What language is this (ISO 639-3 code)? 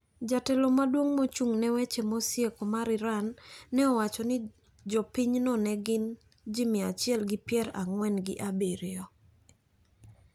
luo